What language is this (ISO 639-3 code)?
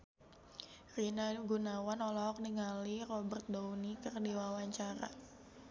sun